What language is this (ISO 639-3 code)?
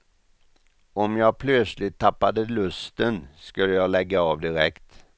swe